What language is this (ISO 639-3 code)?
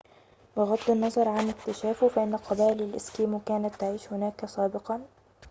ara